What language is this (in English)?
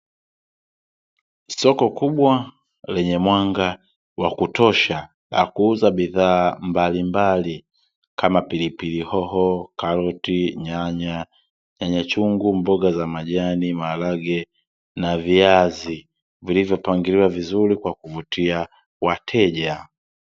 Swahili